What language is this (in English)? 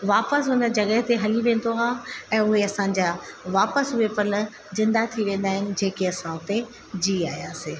Sindhi